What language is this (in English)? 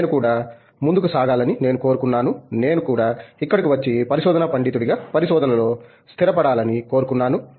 Telugu